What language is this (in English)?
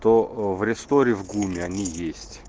Russian